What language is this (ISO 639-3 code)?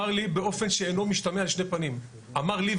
heb